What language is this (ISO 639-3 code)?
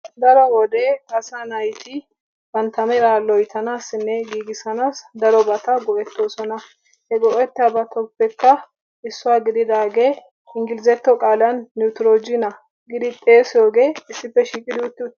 wal